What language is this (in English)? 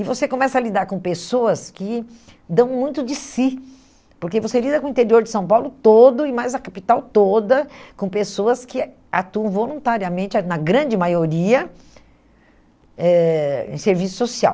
Portuguese